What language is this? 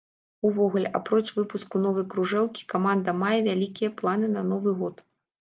Belarusian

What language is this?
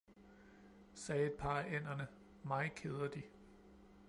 Danish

